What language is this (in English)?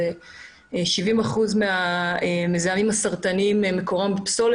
Hebrew